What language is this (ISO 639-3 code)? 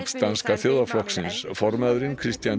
isl